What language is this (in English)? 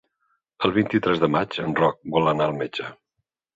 Catalan